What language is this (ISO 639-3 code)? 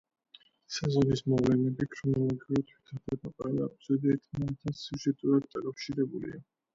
kat